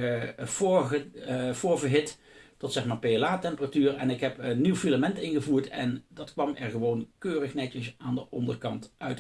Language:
Dutch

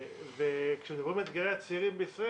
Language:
Hebrew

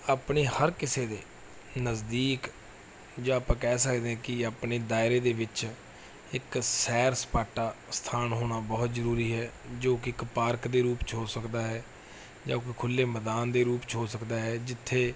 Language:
Punjabi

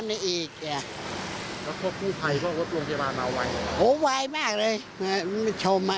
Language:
Thai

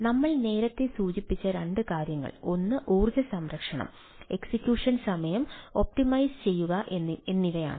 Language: Malayalam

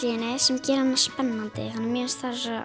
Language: Icelandic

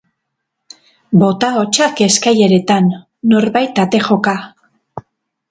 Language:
Basque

